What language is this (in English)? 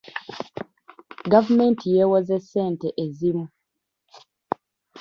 Ganda